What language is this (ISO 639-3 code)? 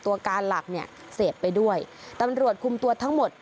tha